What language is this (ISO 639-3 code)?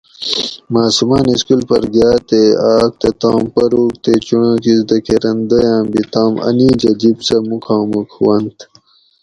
gwc